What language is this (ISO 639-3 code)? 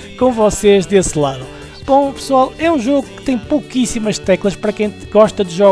por